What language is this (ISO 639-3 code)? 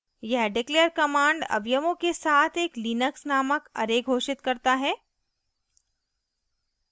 hin